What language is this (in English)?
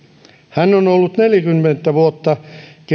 Finnish